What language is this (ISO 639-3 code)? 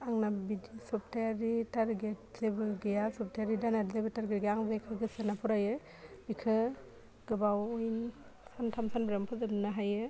brx